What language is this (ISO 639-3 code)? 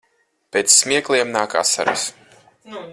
lav